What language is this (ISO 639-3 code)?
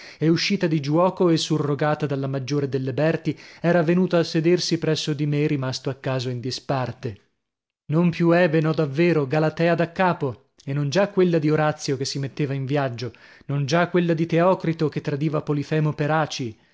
ita